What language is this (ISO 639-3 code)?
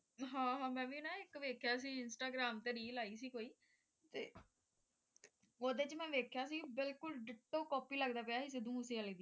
pan